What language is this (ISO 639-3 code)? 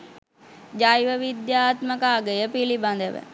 sin